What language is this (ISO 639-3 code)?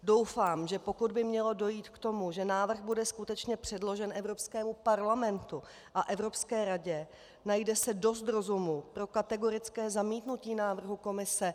ces